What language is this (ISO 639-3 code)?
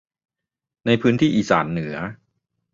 tha